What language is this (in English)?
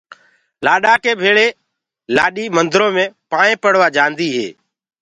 Gurgula